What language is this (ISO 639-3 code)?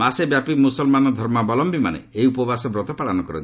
ori